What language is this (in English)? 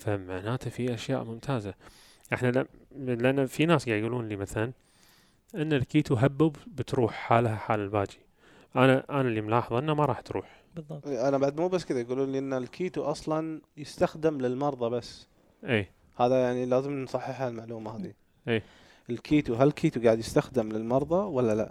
Arabic